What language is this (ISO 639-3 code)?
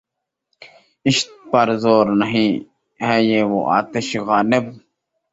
urd